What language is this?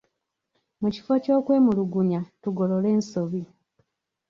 Ganda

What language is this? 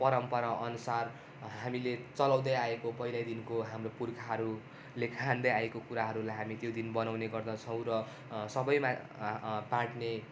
Nepali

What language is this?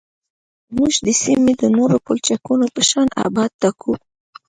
Pashto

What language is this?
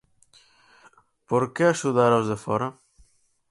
Galician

